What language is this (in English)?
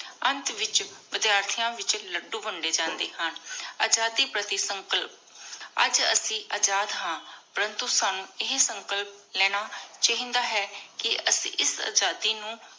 Punjabi